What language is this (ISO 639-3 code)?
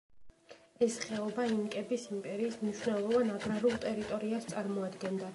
kat